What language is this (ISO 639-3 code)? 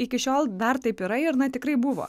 lit